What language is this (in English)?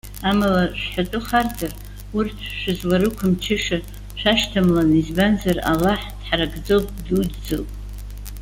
Abkhazian